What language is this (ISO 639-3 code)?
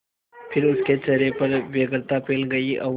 hin